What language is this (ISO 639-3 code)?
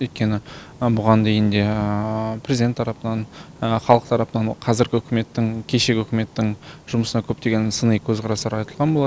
kaz